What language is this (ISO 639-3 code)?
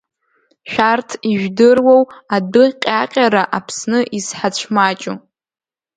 abk